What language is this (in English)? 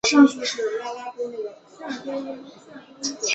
Chinese